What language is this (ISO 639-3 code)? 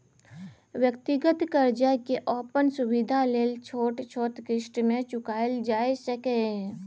mai